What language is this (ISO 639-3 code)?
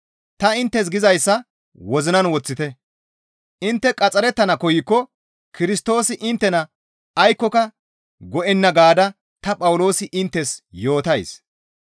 gmv